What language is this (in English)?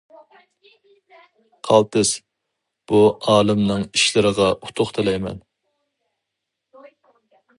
Uyghur